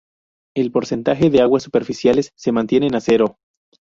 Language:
Spanish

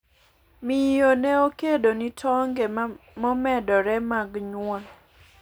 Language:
Luo (Kenya and Tanzania)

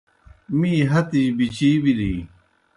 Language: Kohistani Shina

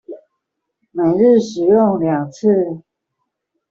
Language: Chinese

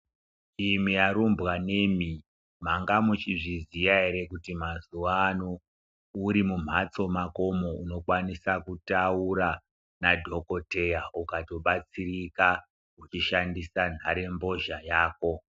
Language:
Ndau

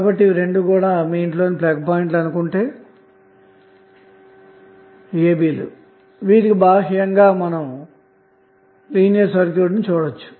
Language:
Telugu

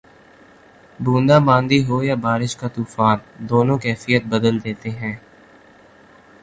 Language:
Urdu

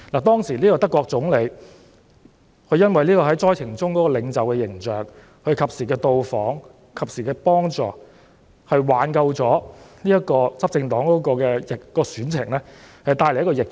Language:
Cantonese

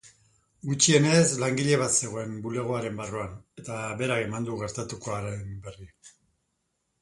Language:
Basque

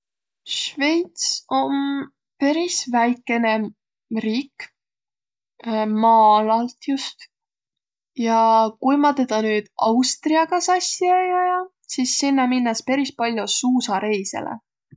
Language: Võro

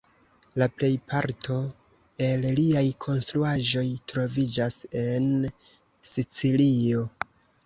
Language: Esperanto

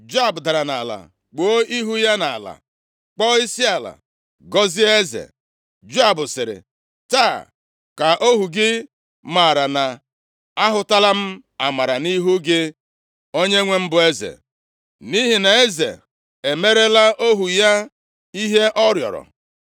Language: Igbo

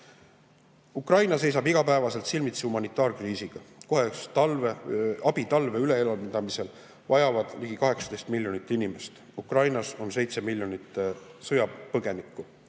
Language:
Estonian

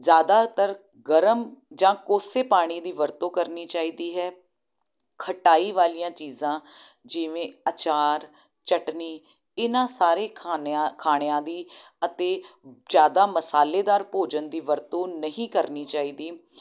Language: Punjabi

